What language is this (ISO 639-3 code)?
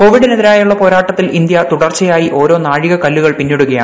mal